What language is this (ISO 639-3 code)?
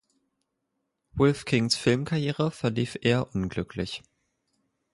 deu